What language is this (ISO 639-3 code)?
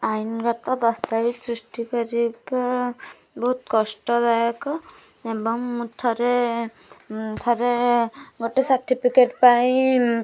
ori